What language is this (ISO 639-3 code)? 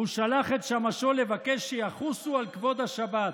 heb